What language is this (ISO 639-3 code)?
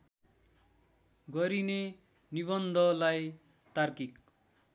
nep